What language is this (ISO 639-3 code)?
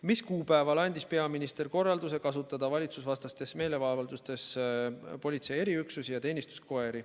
est